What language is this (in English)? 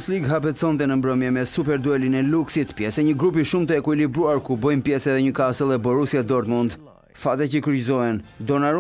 Romanian